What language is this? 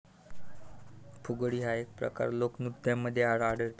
Marathi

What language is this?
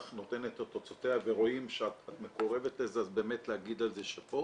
Hebrew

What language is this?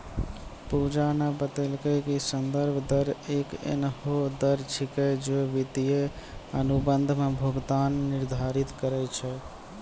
Maithili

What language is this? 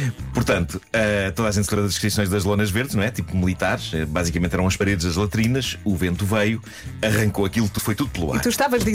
Portuguese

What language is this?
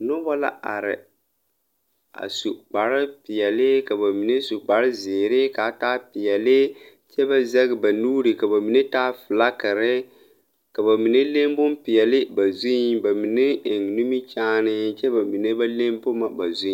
Southern Dagaare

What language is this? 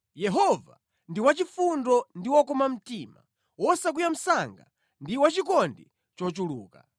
Nyanja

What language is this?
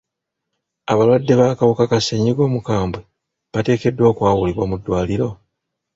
Ganda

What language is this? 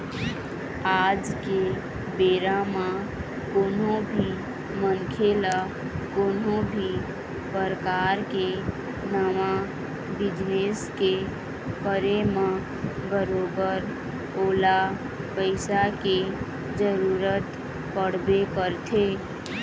Chhattisgarhi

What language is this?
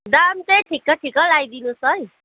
Nepali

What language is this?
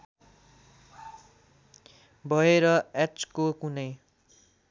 Nepali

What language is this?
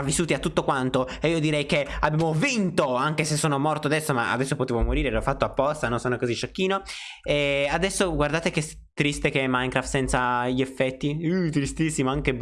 Italian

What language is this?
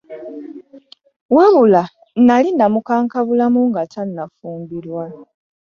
Ganda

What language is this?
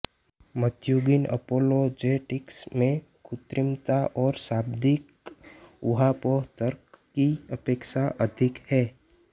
Hindi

